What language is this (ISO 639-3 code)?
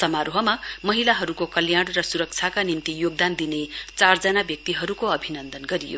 nep